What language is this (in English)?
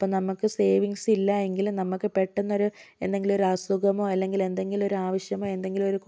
Malayalam